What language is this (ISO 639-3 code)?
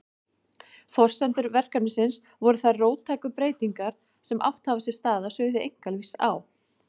isl